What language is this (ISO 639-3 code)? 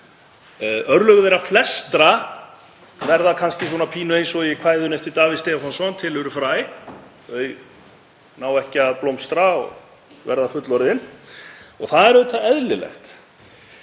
isl